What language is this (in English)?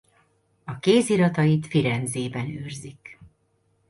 Hungarian